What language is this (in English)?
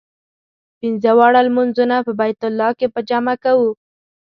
Pashto